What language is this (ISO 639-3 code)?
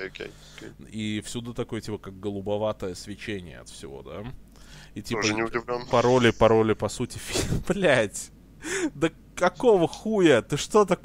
rus